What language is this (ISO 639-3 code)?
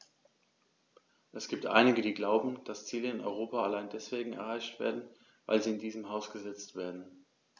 deu